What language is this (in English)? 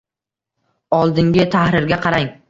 Uzbek